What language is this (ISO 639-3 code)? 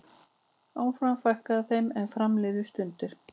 isl